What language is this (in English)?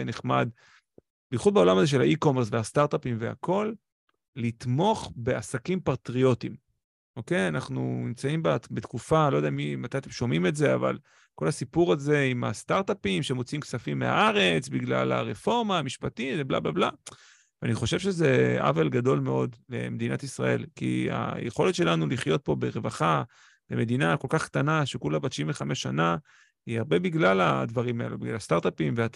Hebrew